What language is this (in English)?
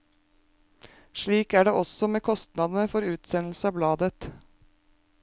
Norwegian